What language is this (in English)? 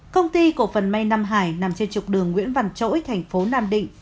Vietnamese